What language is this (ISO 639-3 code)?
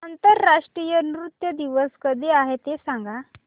mar